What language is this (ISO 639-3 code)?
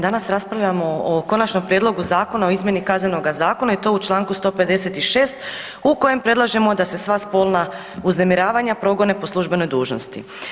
hrv